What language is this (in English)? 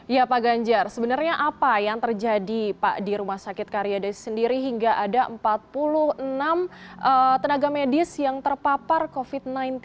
Indonesian